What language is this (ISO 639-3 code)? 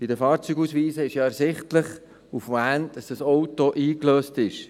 gsw